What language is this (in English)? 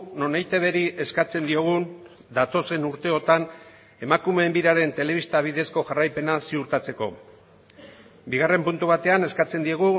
Basque